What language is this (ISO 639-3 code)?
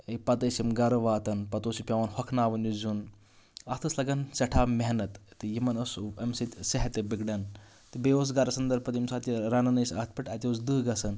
kas